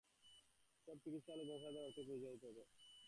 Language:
Bangla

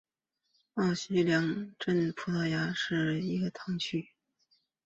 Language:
Chinese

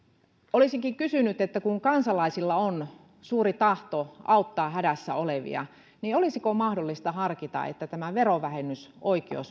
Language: Finnish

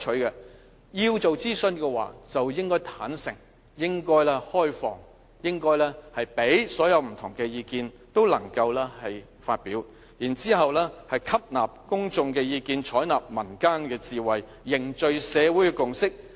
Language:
Cantonese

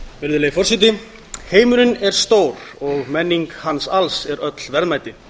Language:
Icelandic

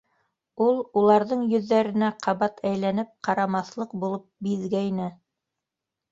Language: Bashkir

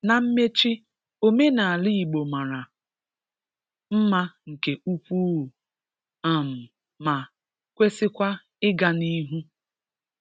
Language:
Igbo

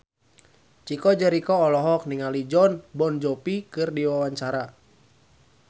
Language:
Sundanese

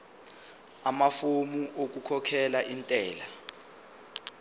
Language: Zulu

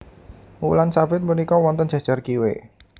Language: Javanese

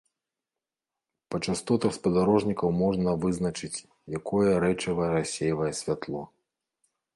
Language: Belarusian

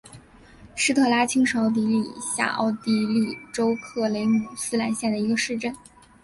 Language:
Chinese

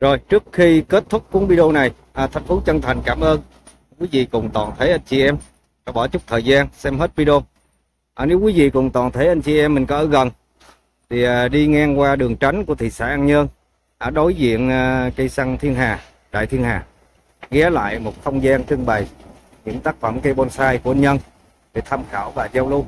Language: Vietnamese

